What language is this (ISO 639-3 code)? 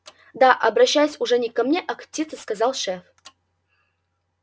rus